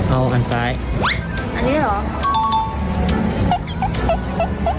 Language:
Thai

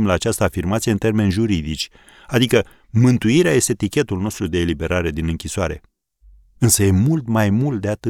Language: Romanian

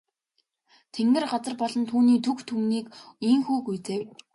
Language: Mongolian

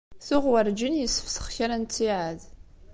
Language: Kabyle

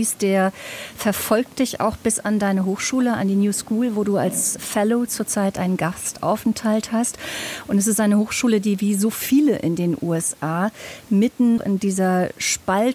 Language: German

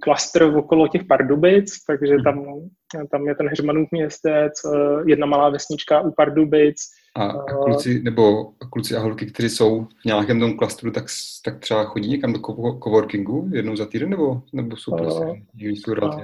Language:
Czech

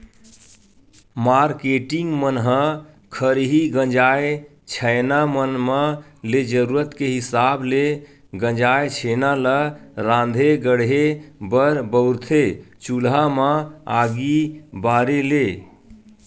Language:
Chhattisgarhi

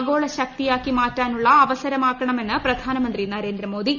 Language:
Malayalam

